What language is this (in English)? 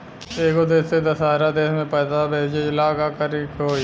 Bhojpuri